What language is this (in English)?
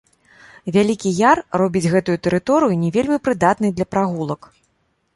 Belarusian